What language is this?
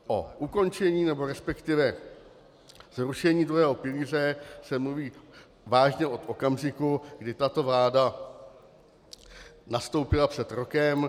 Czech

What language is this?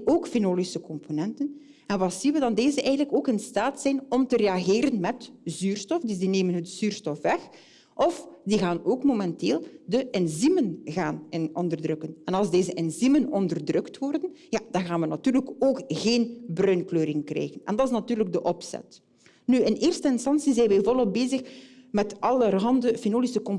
Dutch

